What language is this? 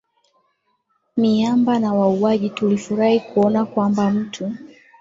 Swahili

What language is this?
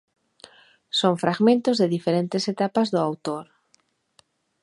Galician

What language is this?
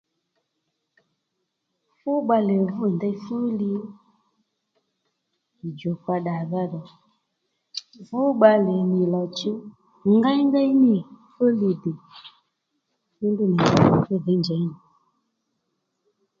Lendu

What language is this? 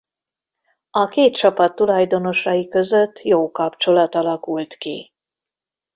Hungarian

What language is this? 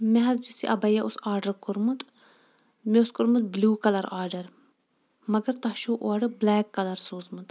Kashmiri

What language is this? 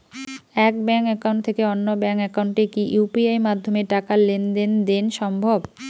Bangla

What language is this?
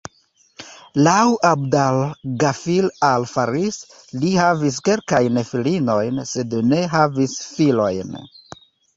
Esperanto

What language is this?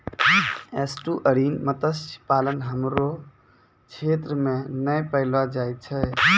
Maithili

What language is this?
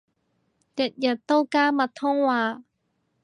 Cantonese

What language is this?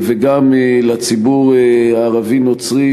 Hebrew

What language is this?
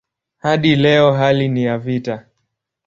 Swahili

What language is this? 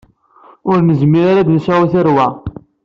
Kabyle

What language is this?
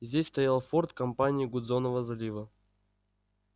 Russian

